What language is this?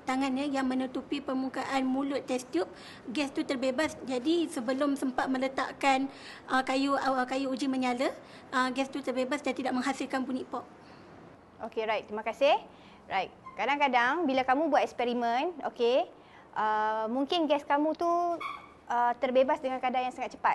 Malay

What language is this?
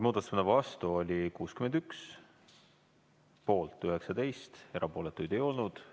Estonian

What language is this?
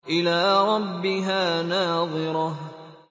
Arabic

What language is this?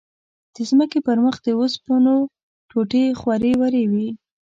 Pashto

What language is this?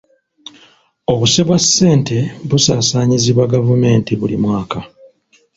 Ganda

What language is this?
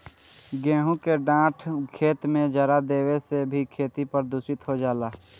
Bhojpuri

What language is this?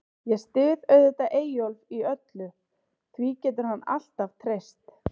Icelandic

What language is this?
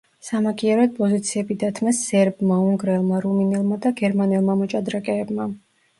Georgian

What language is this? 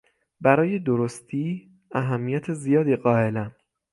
Persian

